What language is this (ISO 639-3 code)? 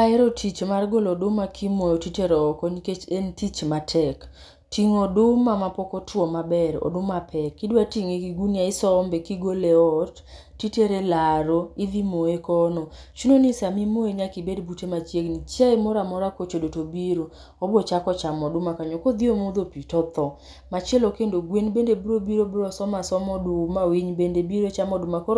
luo